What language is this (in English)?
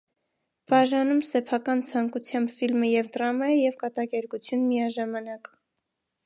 Armenian